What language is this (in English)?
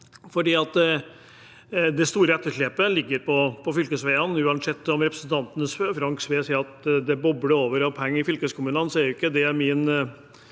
Norwegian